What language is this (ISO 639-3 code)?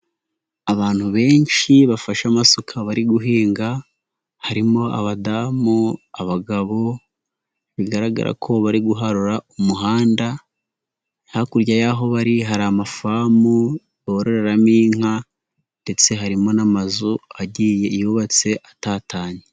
kin